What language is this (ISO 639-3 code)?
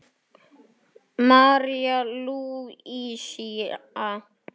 isl